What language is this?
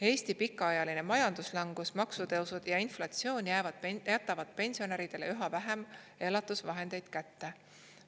Estonian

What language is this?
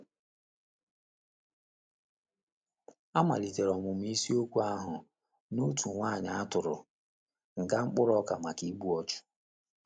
Igbo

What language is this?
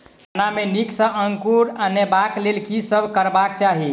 Maithili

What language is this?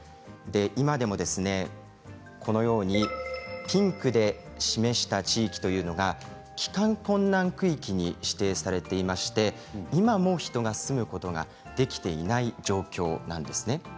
Japanese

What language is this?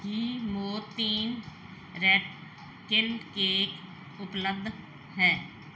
Punjabi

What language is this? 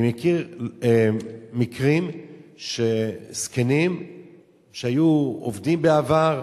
Hebrew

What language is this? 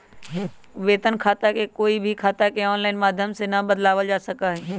Magahi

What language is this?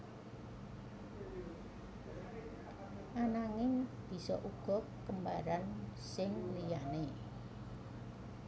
Javanese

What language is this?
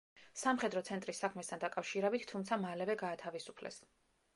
Georgian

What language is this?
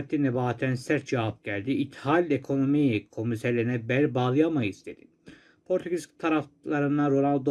Turkish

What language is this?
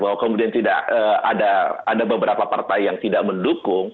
Indonesian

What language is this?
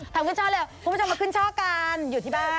Thai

